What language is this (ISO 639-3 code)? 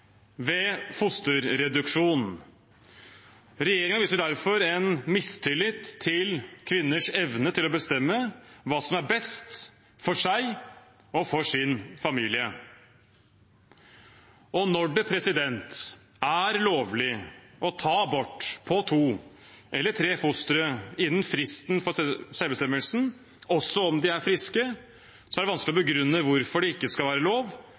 nob